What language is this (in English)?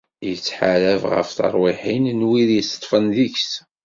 Kabyle